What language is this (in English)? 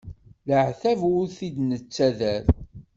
Kabyle